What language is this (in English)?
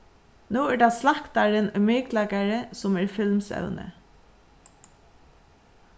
Faroese